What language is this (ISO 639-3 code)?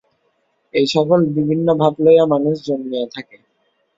ben